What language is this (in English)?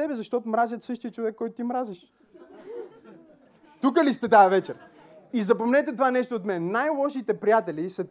Bulgarian